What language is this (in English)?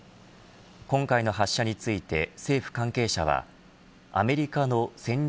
Japanese